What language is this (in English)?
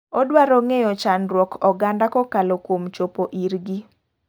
Luo (Kenya and Tanzania)